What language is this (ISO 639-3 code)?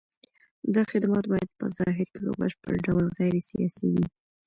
pus